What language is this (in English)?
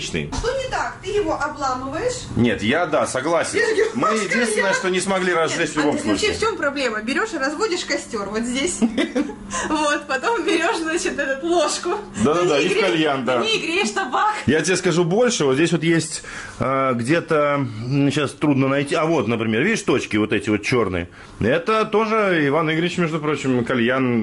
Russian